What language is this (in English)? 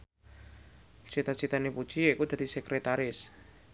Javanese